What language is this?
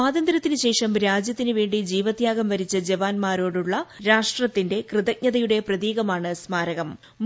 Malayalam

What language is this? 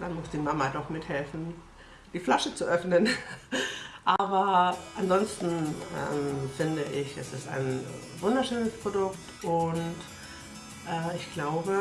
German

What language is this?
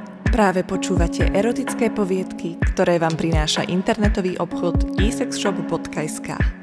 Slovak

